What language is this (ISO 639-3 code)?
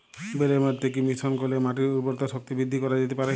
ben